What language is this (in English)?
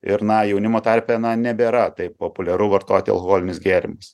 Lithuanian